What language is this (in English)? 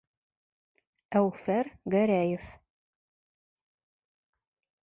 Bashkir